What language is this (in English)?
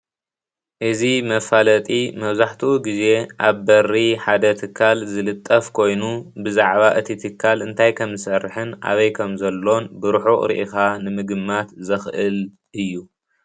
Tigrinya